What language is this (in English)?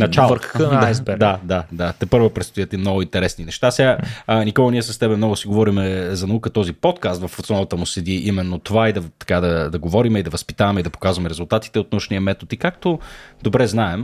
Bulgarian